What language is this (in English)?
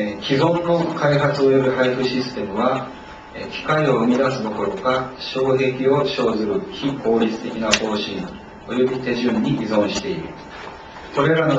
Japanese